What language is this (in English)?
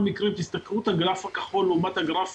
Hebrew